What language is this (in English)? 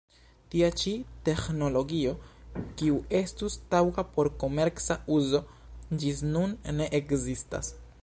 Esperanto